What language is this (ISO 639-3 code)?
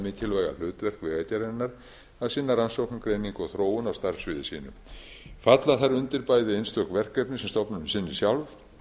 isl